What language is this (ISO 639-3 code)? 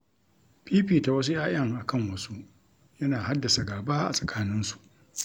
hau